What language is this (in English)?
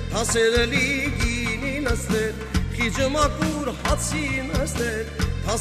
Arabic